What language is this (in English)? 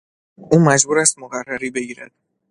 Persian